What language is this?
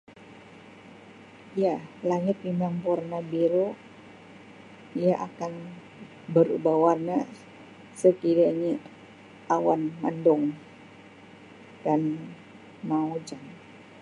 Sabah Malay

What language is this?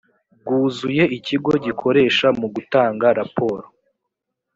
Kinyarwanda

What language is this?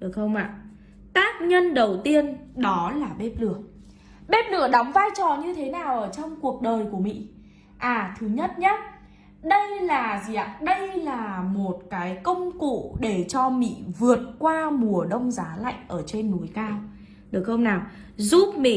Vietnamese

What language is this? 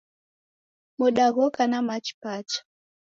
Taita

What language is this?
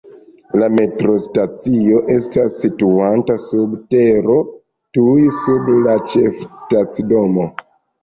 Esperanto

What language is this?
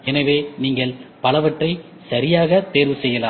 Tamil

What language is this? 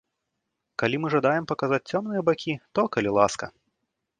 Belarusian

